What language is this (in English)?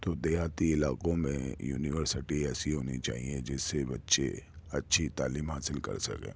Urdu